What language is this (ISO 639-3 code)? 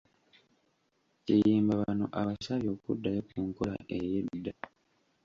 lug